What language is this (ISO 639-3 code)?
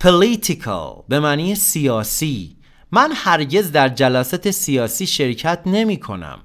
fas